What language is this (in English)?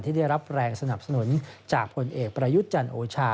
Thai